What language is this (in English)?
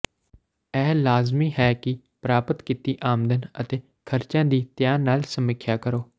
Punjabi